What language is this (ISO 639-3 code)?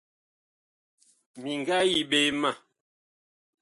bkh